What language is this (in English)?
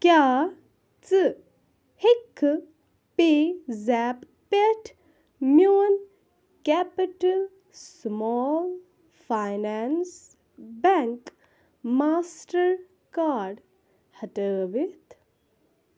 Kashmiri